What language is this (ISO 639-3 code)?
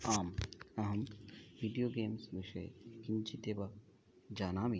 san